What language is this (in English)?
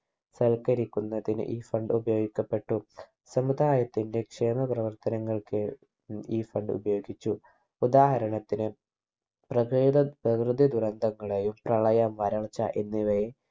Malayalam